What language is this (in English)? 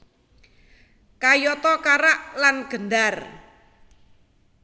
Javanese